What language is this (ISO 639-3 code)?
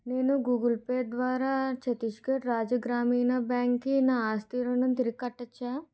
tel